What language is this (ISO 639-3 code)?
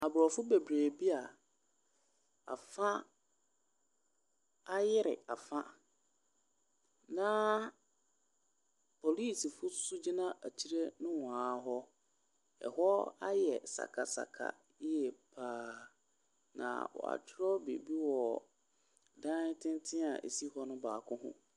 aka